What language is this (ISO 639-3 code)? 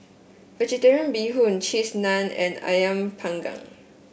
eng